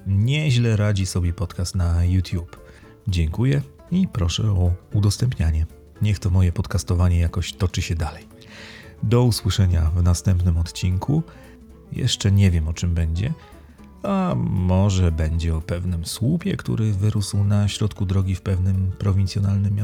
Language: Polish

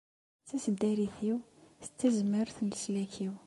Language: Kabyle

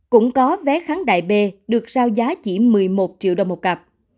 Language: Vietnamese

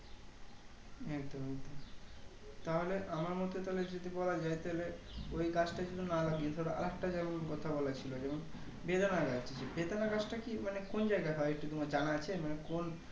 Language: Bangla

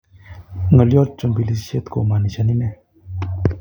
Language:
Kalenjin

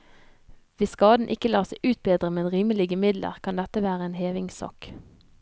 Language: Norwegian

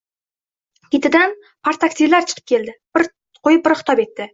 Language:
Uzbek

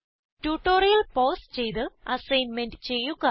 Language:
Malayalam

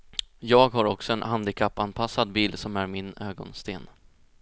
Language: Swedish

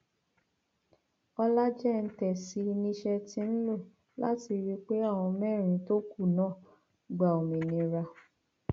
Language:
Yoruba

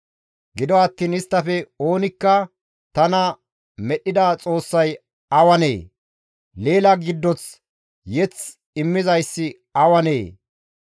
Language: Gamo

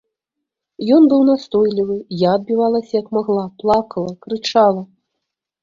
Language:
Belarusian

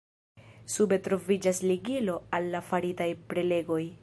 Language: Esperanto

